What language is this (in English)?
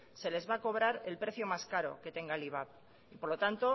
Spanish